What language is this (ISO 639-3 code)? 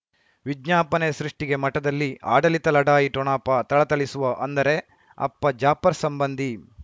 kan